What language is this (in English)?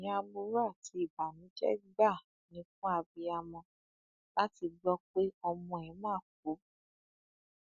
Yoruba